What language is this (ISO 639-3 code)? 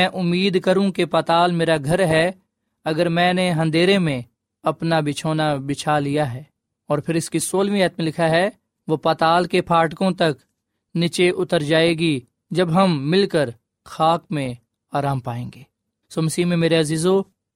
urd